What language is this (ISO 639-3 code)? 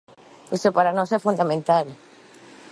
glg